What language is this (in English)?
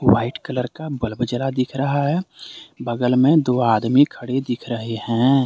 Hindi